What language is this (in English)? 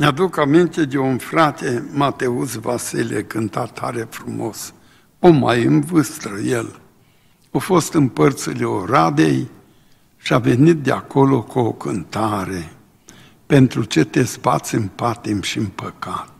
Romanian